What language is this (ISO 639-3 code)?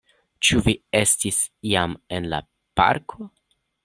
epo